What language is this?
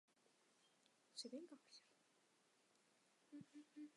Chinese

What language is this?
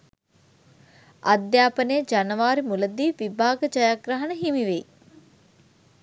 Sinhala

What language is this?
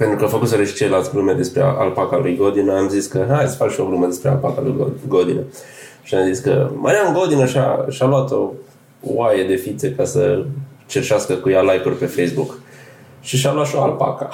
Romanian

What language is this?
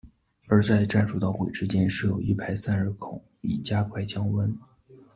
Chinese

